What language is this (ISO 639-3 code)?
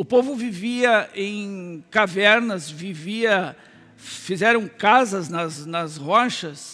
por